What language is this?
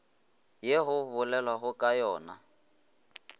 Northern Sotho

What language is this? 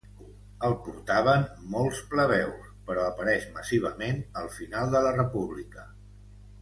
Catalan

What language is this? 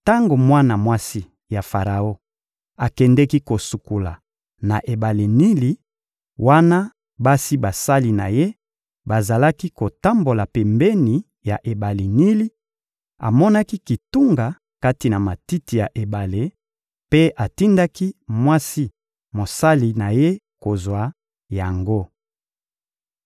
Lingala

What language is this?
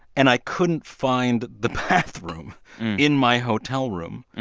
English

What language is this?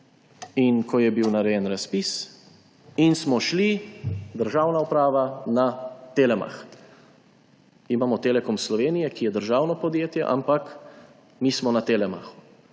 Slovenian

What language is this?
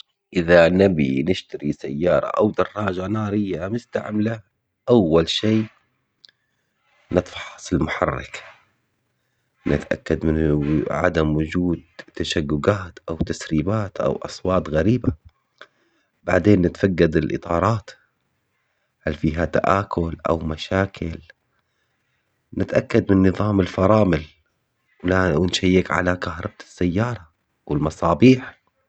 Omani Arabic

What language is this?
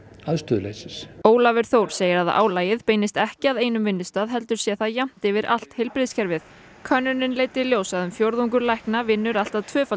Icelandic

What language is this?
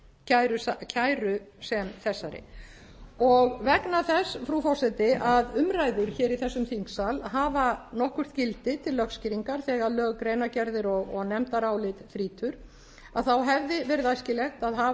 Icelandic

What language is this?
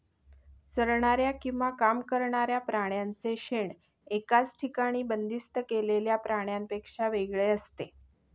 Marathi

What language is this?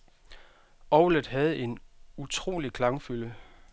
Danish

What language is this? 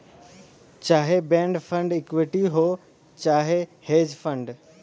Bhojpuri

